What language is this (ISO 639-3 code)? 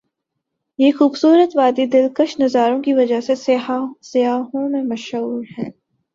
urd